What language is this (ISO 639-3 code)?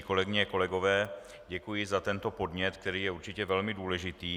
ces